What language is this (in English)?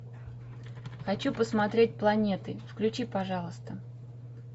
Russian